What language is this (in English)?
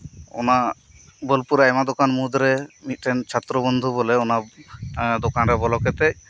Santali